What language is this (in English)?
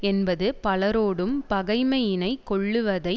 Tamil